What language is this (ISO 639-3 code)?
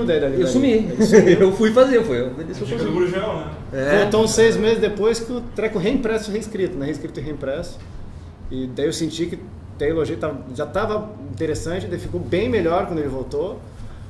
por